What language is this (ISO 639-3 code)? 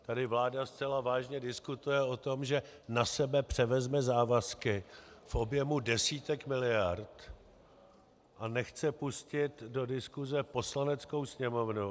ces